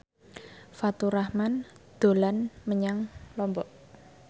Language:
Javanese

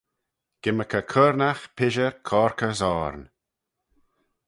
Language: Manx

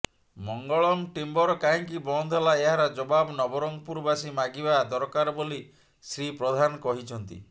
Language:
Odia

